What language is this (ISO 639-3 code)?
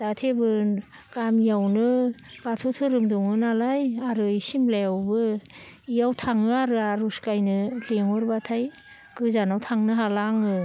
brx